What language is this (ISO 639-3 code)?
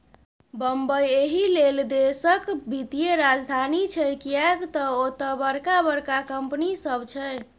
mai